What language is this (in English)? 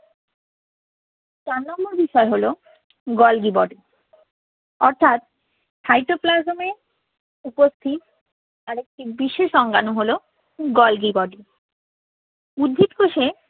Bangla